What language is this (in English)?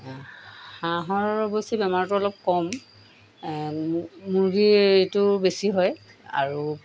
Assamese